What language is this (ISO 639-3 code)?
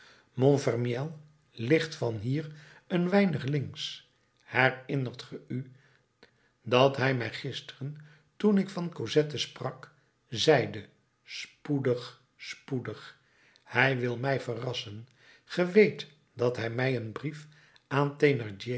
nld